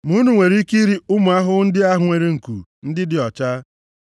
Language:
Igbo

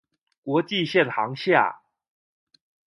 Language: Chinese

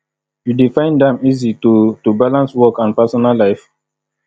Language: Nigerian Pidgin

